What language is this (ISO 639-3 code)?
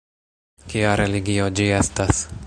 epo